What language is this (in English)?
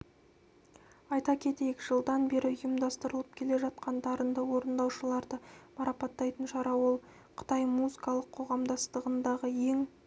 Kazakh